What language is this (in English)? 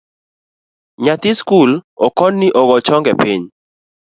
Luo (Kenya and Tanzania)